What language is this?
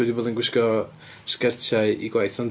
Welsh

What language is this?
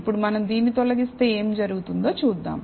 Telugu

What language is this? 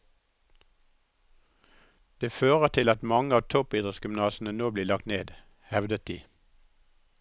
Norwegian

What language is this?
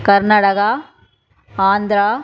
Tamil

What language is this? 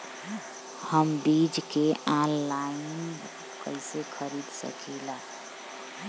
Bhojpuri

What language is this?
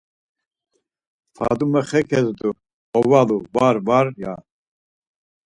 Laz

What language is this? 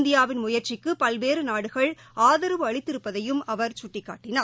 Tamil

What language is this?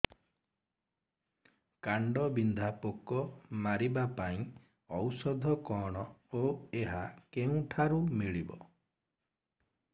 Odia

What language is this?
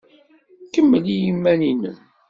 Kabyle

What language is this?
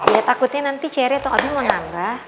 Indonesian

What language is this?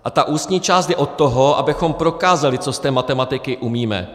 Czech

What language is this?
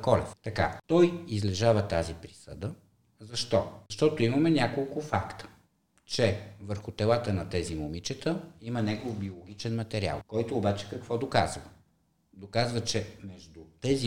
Bulgarian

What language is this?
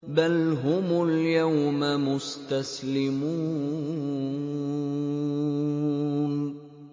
Arabic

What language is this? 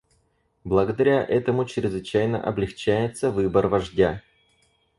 Russian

